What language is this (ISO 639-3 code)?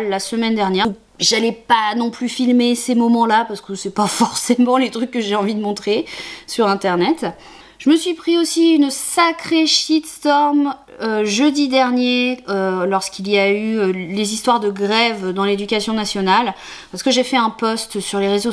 fra